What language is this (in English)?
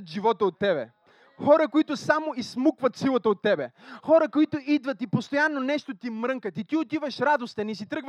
Bulgarian